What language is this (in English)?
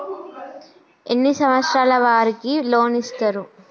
Telugu